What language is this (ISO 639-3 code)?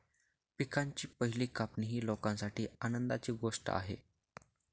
mar